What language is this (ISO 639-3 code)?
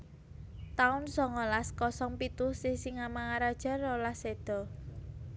jav